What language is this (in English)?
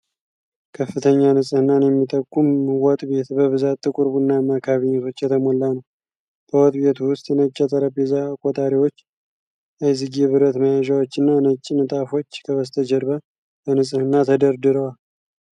Amharic